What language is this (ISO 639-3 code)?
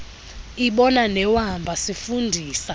xho